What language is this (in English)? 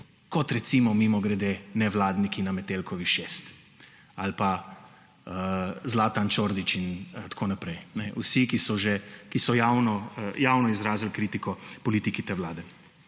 Slovenian